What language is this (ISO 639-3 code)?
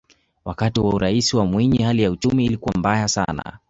swa